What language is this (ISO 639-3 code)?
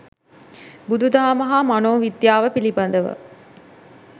sin